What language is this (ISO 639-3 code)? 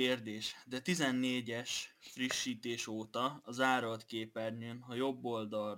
hun